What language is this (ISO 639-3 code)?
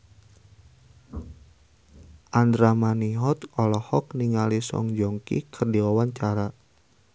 sun